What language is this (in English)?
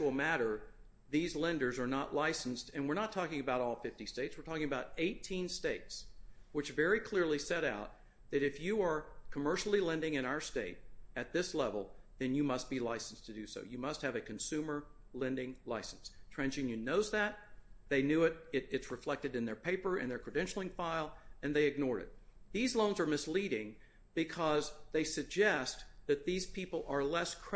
English